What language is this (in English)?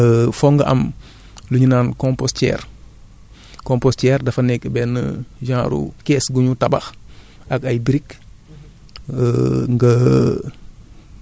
Wolof